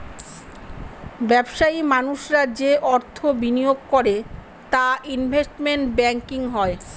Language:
Bangla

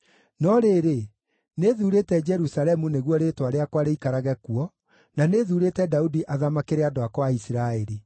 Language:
Kikuyu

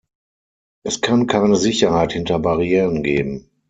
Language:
German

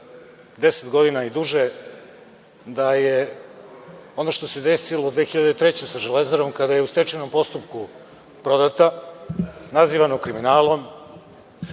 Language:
Serbian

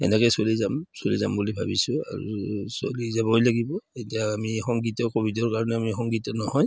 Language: Assamese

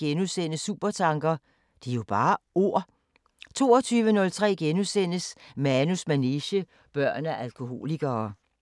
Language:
Danish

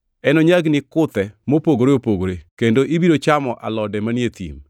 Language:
Luo (Kenya and Tanzania)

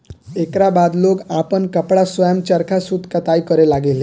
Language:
Bhojpuri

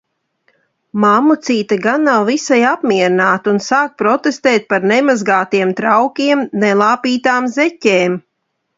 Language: Latvian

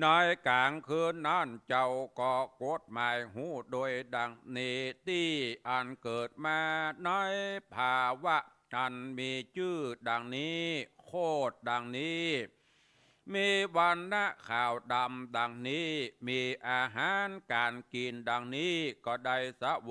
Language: Thai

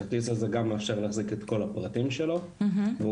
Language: Hebrew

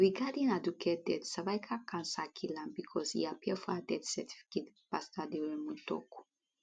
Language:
Nigerian Pidgin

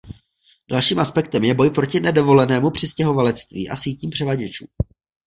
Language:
Czech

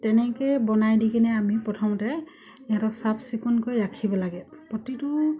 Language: Assamese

